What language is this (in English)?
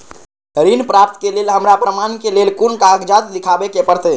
Maithili